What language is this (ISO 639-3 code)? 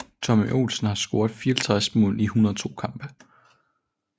dan